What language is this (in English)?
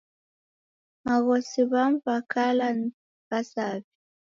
Taita